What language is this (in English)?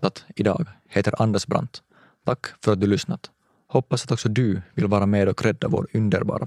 Swedish